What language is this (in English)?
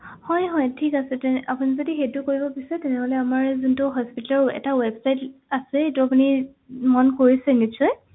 Assamese